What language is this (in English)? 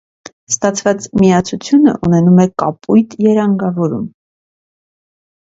Armenian